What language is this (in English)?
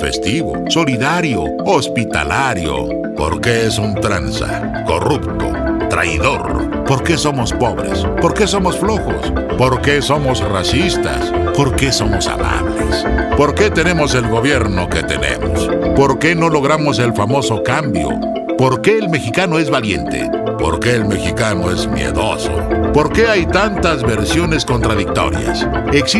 Spanish